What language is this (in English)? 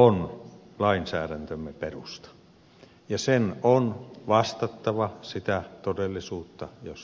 Finnish